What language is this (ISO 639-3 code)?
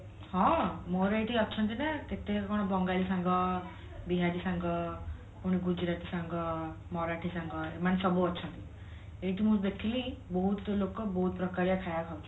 ori